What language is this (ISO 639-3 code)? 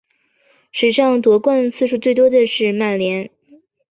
zho